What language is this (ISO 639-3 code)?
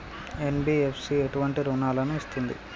tel